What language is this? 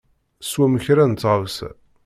Kabyle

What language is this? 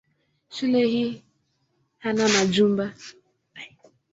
Swahili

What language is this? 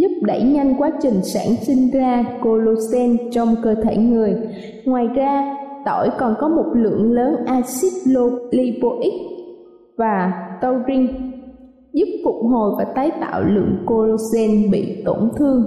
Vietnamese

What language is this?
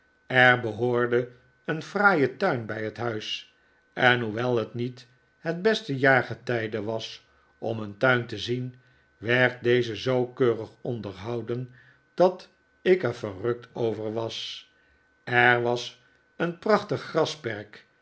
Dutch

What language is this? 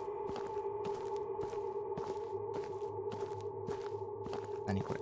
Japanese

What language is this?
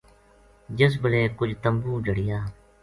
Gujari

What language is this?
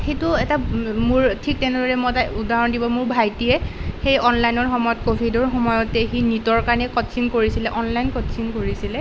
Assamese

